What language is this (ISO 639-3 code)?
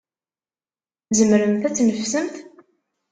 kab